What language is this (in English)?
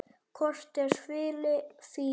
Icelandic